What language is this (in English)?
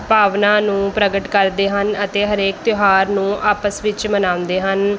Punjabi